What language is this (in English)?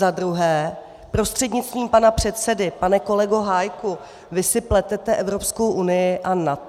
Czech